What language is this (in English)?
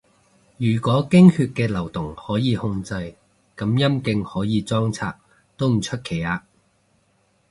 Cantonese